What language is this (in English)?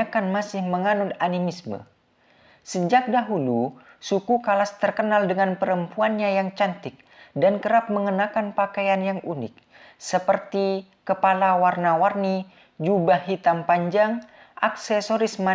Indonesian